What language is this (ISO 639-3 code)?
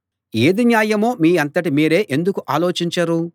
tel